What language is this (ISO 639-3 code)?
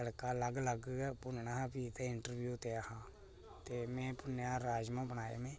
doi